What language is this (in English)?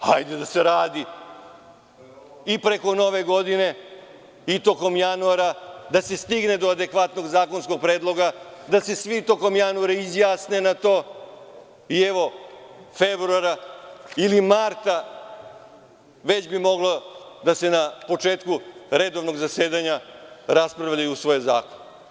Serbian